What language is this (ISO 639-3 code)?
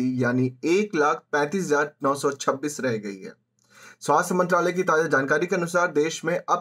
hin